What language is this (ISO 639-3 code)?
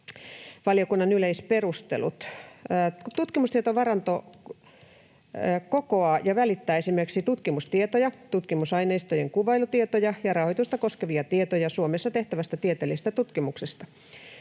fin